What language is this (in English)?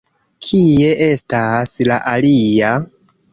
Esperanto